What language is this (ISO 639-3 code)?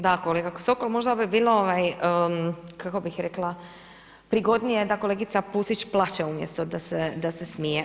hrv